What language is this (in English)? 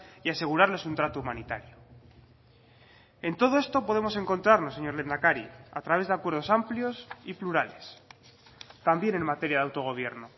Spanish